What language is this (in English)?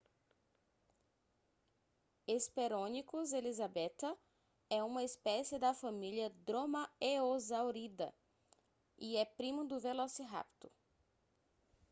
Portuguese